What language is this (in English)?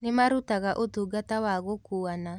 Kikuyu